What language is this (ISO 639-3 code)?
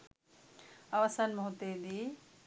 sin